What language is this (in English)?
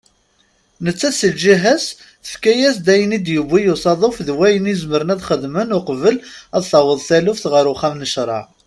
Kabyle